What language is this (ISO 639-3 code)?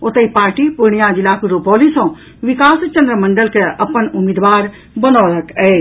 mai